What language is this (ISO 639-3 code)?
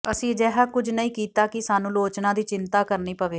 pan